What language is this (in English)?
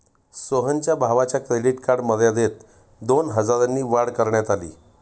Marathi